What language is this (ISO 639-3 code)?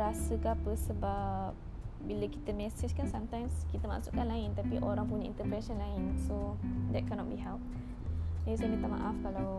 msa